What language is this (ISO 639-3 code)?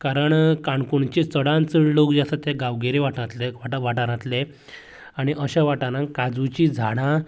kok